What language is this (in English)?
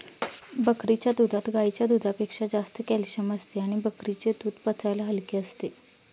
Marathi